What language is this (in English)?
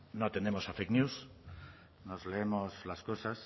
Spanish